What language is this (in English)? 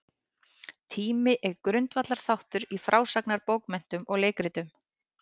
Icelandic